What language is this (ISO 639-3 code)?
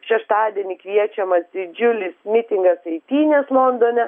lit